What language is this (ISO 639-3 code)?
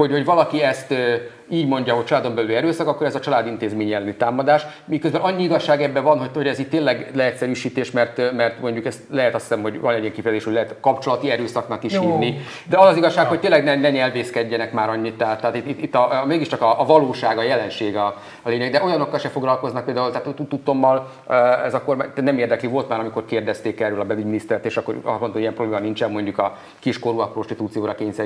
hun